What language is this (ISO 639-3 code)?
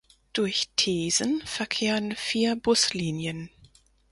deu